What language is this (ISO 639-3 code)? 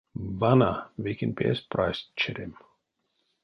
myv